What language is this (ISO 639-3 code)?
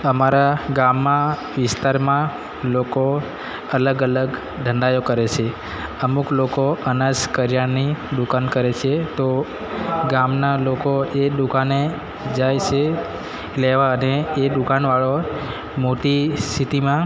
guj